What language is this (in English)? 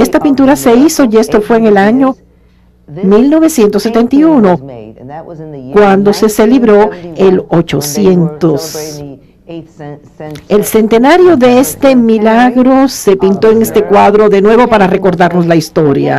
Spanish